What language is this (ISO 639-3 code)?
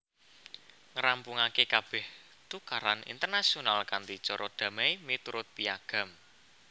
jav